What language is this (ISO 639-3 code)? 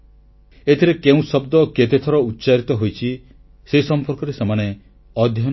ori